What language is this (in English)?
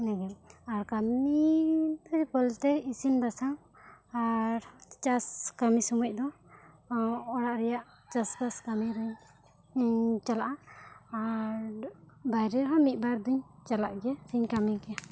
Santali